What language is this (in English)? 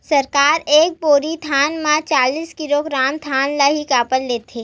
Chhattisgarhi